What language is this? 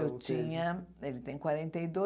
Portuguese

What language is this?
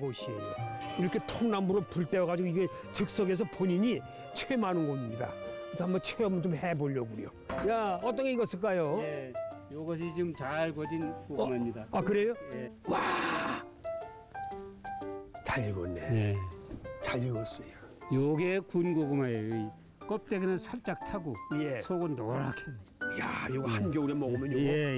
Korean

